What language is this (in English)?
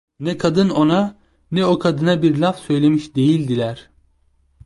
Turkish